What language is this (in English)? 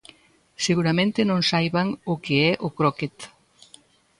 Galician